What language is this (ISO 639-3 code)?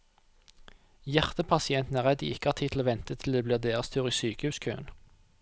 nor